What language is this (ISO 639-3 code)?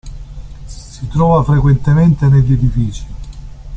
ita